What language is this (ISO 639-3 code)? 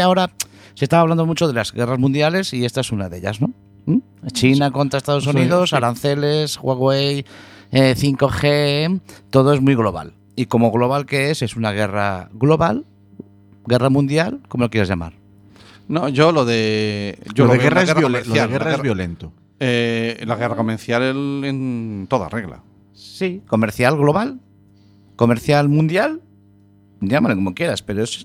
spa